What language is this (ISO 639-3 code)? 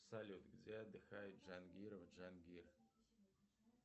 rus